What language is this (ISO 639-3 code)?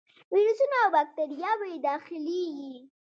pus